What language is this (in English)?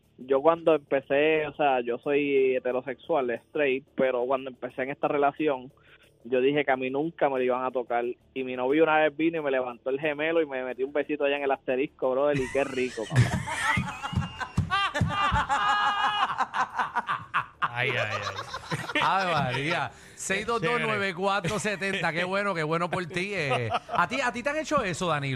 Spanish